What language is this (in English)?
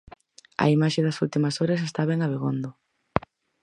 Galician